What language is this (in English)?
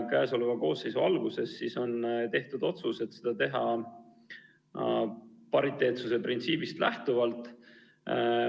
Estonian